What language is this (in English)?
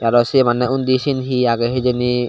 Chakma